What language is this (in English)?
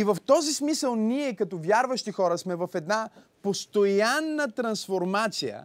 Bulgarian